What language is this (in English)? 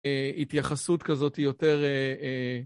Hebrew